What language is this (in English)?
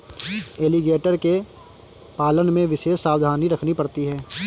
Hindi